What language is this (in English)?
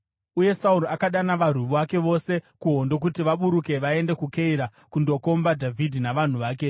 Shona